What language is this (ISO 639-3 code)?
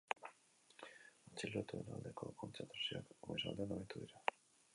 eus